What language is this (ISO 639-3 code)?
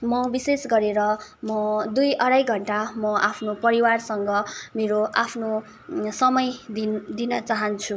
nep